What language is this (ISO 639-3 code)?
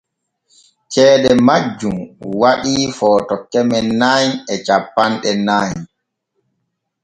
fue